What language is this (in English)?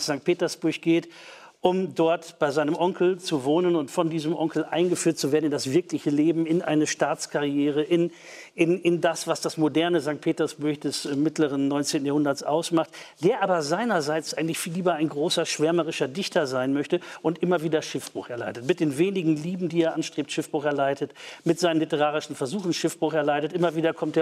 German